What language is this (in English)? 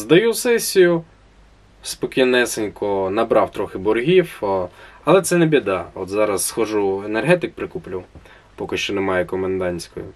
Ukrainian